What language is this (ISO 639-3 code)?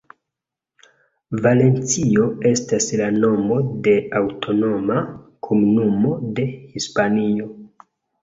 epo